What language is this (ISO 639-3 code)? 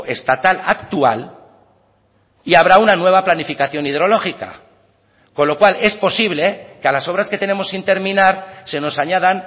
spa